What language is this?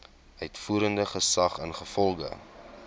Afrikaans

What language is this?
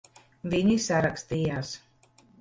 Latvian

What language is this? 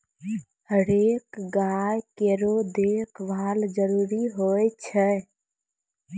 Maithili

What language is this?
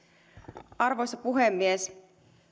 Finnish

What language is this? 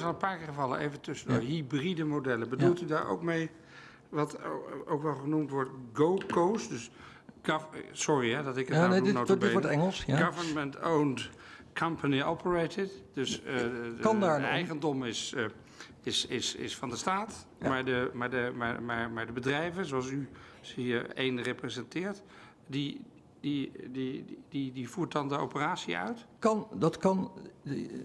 Dutch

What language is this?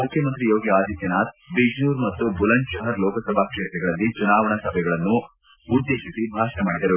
Kannada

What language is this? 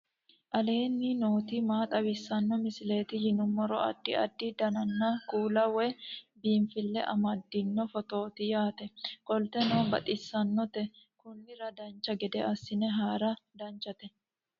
Sidamo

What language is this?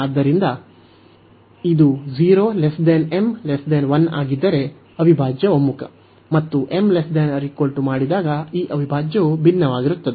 Kannada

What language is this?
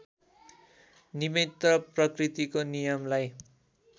Nepali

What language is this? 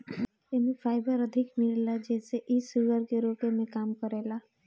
Bhojpuri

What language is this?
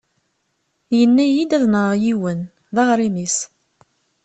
Kabyle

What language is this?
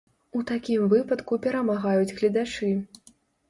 Belarusian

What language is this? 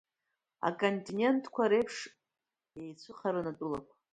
Abkhazian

